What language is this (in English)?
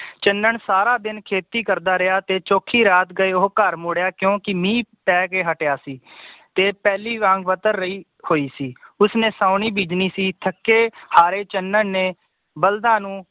Punjabi